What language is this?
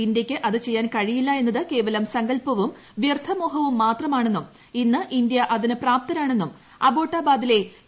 Malayalam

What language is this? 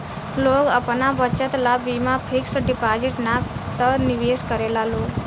Bhojpuri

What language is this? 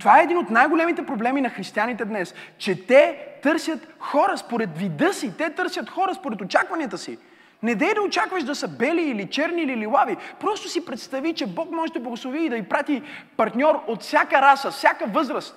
Bulgarian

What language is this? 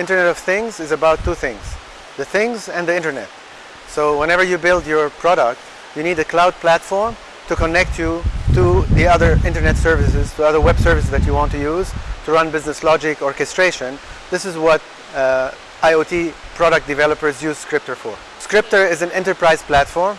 English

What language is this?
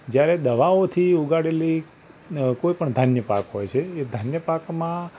Gujarati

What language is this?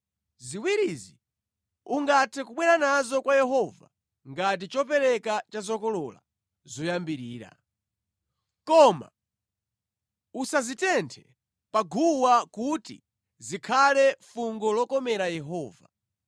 Nyanja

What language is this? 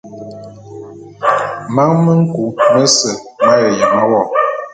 Bulu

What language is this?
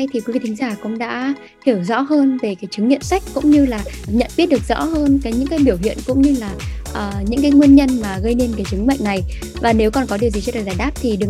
Vietnamese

